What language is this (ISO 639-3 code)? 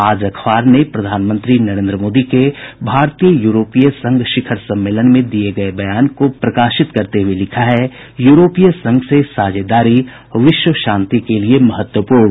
hin